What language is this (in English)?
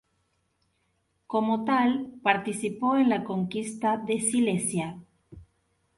Spanish